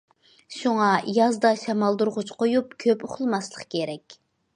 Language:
Uyghur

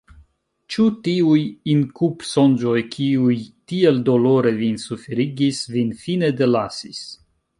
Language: Esperanto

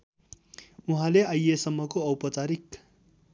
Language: Nepali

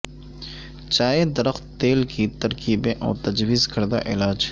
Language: Urdu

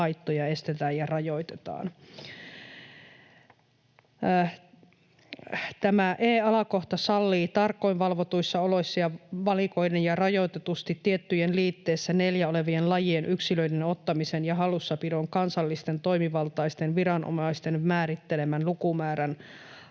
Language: Finnish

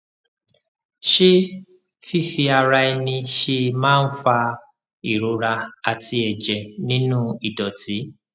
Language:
Yoruba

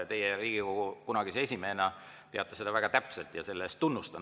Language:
Estonian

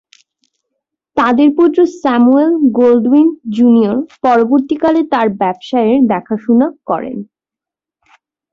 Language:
Bangla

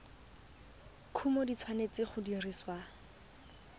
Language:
Tswana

